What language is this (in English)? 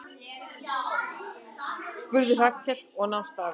Icelandic